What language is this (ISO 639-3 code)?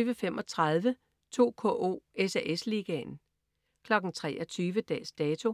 dan